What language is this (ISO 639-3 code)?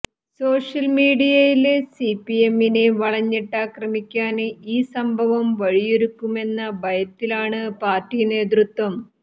mal